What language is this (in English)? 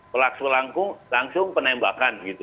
Indonesian